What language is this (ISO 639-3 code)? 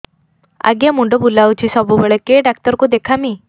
ori